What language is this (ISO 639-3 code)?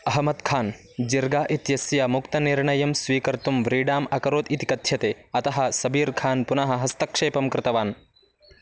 san